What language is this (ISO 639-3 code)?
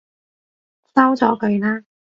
yue